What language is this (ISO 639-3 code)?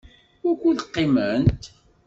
kab